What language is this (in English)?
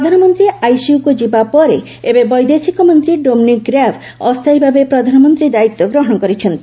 Odia